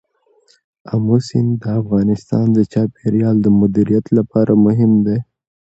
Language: Pashto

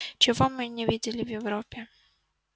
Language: Russian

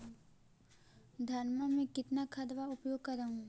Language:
Magahi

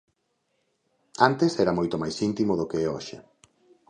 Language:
Galician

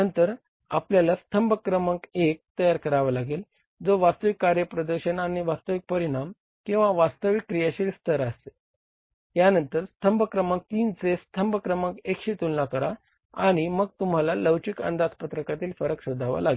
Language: Marathi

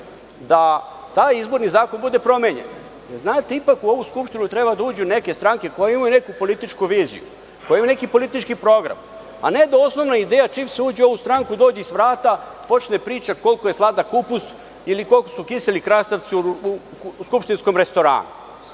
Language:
Serbian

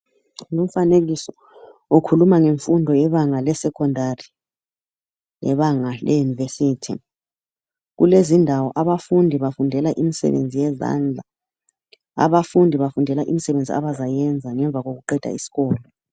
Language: North Ndebele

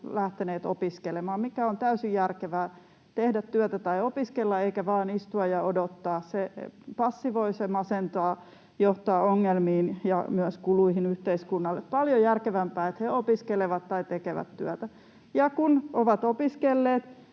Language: Finnish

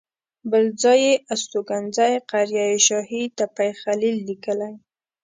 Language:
Pashto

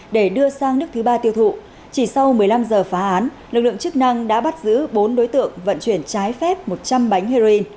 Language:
Vietnamese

